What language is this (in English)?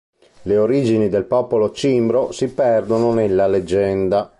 Italian